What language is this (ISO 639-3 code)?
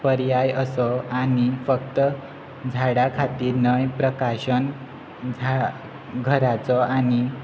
kok